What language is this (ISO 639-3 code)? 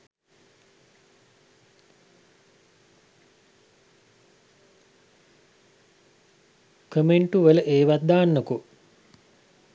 sin